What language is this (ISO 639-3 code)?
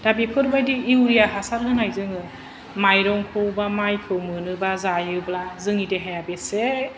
brx